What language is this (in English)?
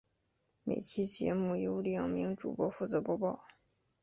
Chinese